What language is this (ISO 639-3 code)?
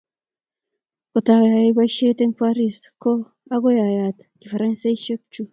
kln